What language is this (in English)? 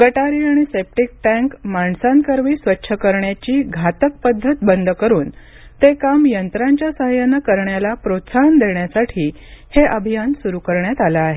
Marathi